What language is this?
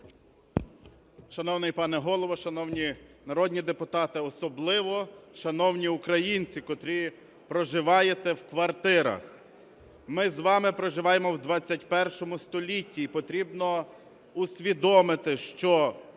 Ukrainian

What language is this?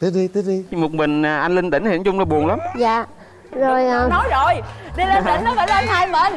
Vietnamese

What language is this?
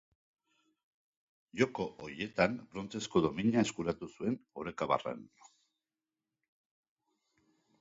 Basque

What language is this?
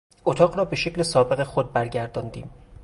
Persian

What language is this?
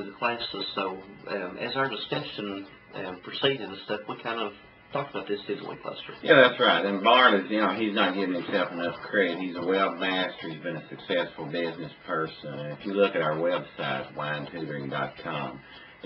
English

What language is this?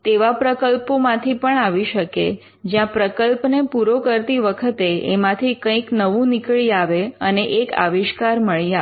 Gujarati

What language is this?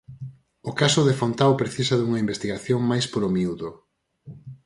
Galician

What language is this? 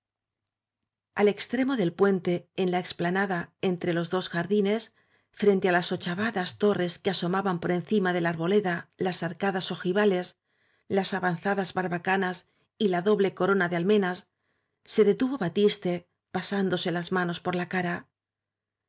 Spanish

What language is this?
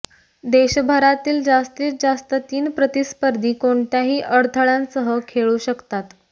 Marathi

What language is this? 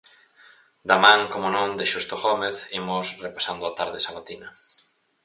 Galician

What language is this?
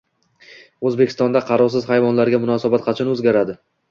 Uzbek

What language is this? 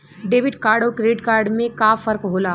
Bhojpuri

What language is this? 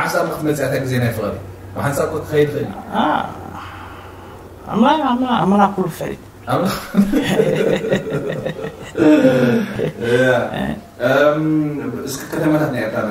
Arabic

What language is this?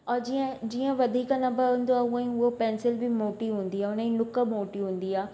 Sindhi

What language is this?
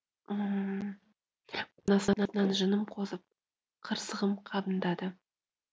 Kazakh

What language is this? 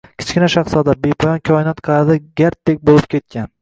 Uzbek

